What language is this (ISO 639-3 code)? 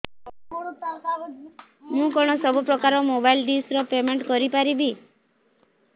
ori